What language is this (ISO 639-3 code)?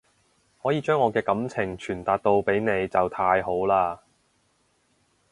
yue